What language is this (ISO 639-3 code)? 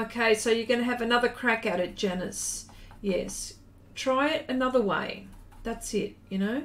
eng